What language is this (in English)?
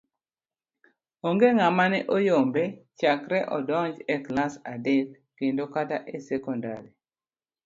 Luo (Kenya and Tanzania)